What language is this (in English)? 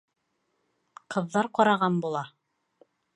Bashkir